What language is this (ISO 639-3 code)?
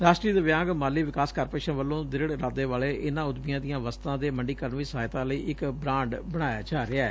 pan